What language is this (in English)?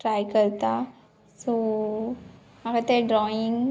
Konkani